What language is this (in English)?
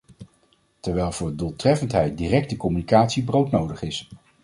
Dutch